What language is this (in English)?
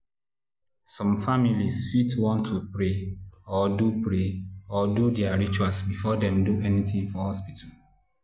Nigerian Pidgin